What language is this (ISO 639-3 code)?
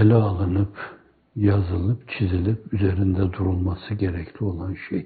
tur